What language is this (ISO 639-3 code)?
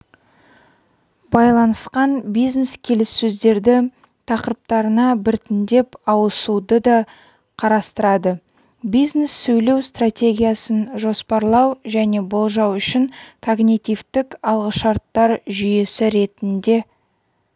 kaz